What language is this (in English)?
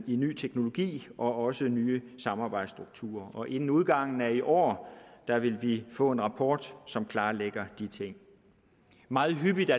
Danish